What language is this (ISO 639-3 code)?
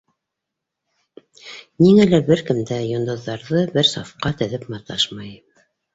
bak